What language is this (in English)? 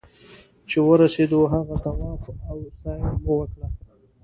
Pashto